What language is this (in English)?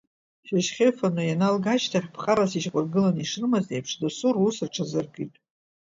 Abkhazian